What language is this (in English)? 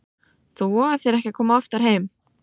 Icelandic